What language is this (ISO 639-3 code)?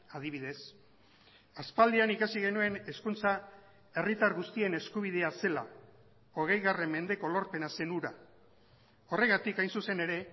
eus